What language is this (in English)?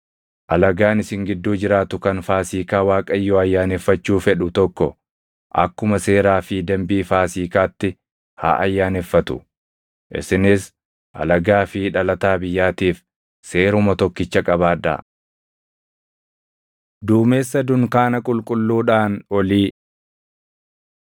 Oromo